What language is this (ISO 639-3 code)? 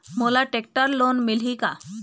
hne